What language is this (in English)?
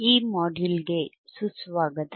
Kannada